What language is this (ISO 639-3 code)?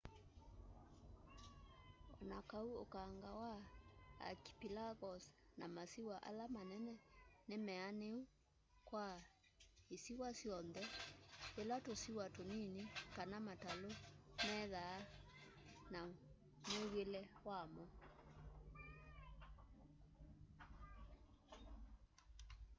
kam